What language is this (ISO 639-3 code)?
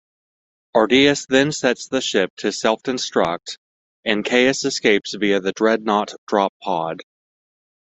eng